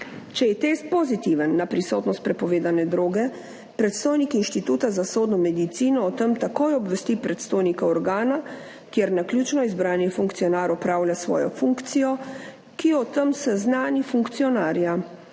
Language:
Slovenian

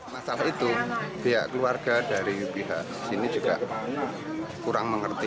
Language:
Indonesian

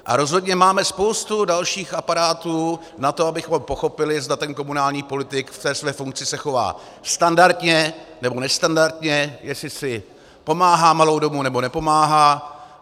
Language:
Czech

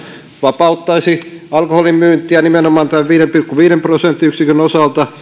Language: Finnish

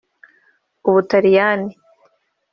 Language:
Kinyarwanda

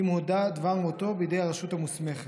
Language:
Hebrew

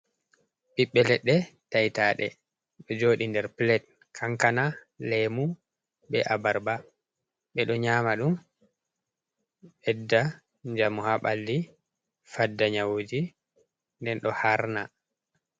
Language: Fula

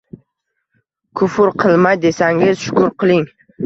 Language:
Uzbek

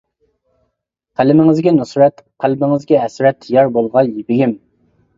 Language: Uyghur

